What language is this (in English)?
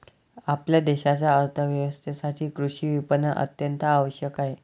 Marathi